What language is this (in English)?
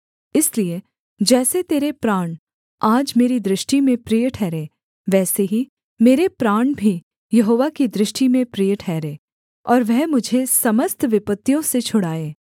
Hindi